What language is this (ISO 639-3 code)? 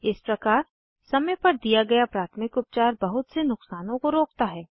hin